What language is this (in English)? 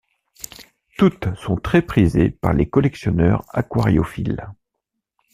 French